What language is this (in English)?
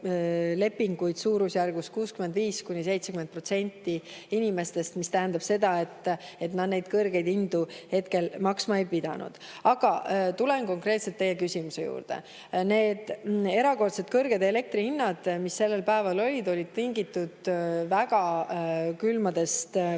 Estonian